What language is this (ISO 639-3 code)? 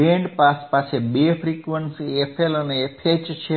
guj